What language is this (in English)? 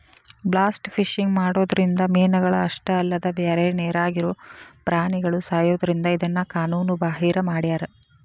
Kannada